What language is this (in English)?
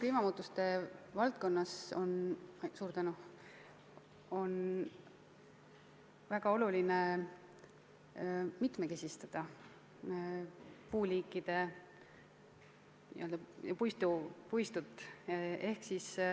Estonian